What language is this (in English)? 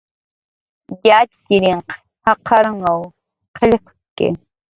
Jaqaru